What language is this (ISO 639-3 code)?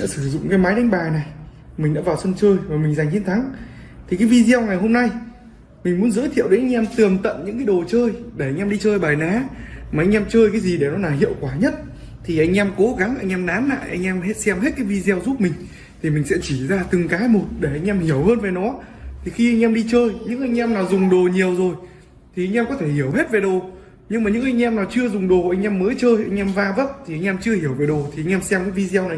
vie